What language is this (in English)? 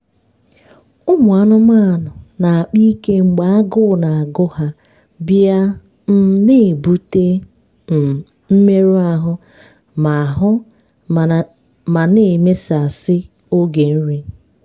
Igbo